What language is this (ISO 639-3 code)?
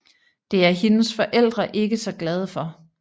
dan